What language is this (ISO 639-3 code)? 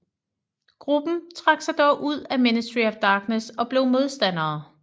dan